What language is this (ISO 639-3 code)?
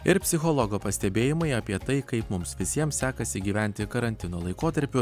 lit